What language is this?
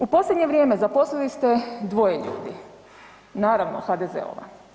Croatian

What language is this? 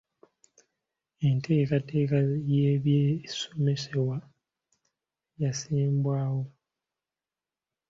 Ganda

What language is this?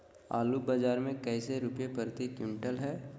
Magahi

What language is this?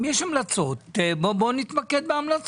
Hebrew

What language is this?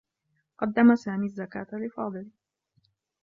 Arabic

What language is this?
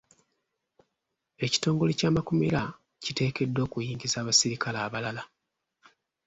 Ganda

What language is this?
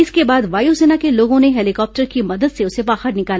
Hindi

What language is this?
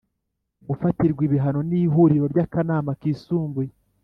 Kinyarwanda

